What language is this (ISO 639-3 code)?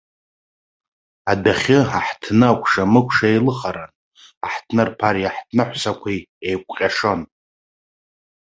abk